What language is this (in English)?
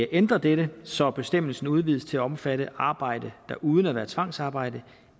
Danish